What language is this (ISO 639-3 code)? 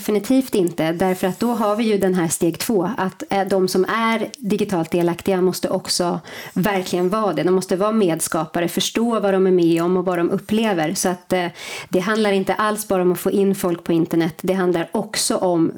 swe